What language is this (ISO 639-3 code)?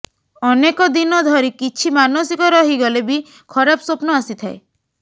ori